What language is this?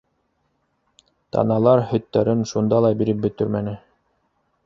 Bashkir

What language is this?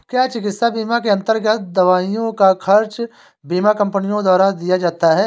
Hindi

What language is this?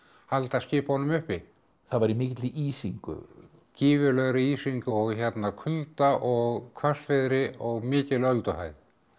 Icelandic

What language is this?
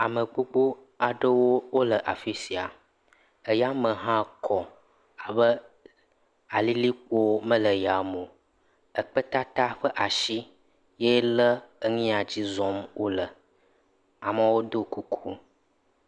Ewe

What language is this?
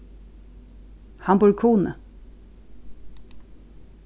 Faroese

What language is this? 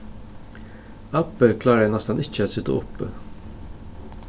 Faroese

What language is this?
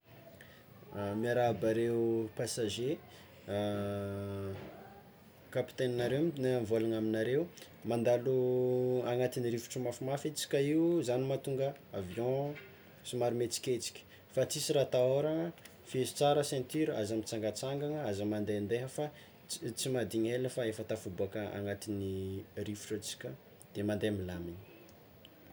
Tsimihety Malagasy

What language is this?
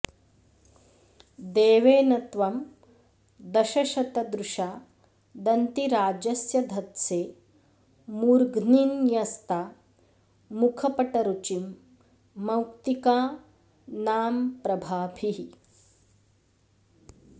Sanskrit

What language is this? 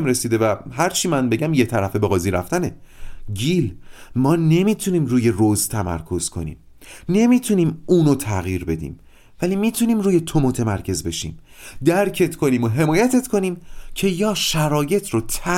Persian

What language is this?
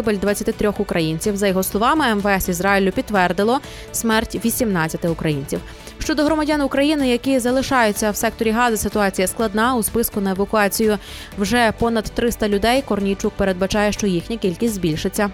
Ukrainian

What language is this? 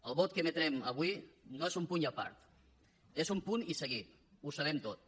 Catalan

